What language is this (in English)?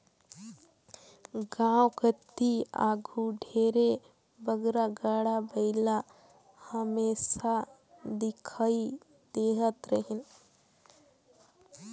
Chhattisgarhi